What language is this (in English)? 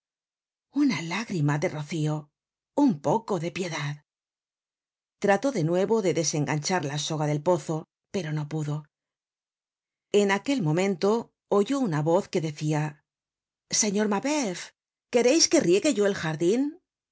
Spanish